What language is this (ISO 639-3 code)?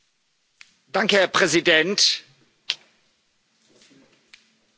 deu